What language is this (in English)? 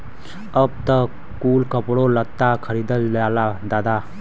Bhojpuri